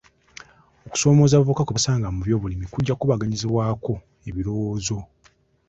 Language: Ganda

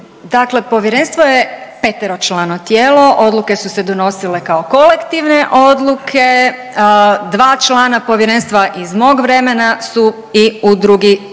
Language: Croatian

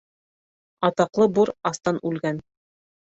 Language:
Bashkir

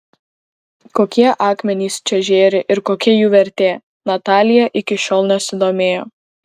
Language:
Lithuanian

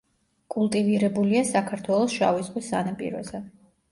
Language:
Georgian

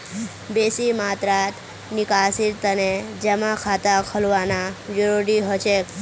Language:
Magahi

